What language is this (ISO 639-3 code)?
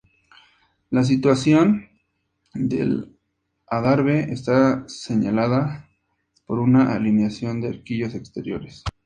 spa